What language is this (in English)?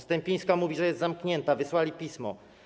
Polish